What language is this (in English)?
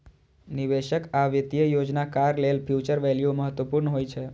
Maithili